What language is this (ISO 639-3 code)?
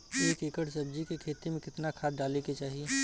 bho